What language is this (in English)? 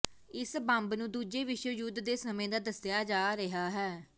Punjabi